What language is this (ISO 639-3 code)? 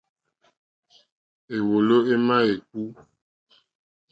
bri